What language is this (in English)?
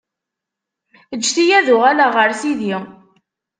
Kabyle